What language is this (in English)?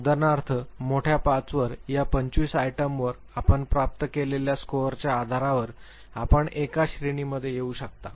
Marathi